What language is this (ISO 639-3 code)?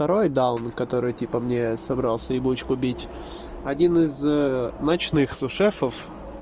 rus